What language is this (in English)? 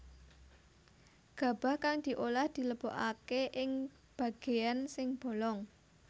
Javanese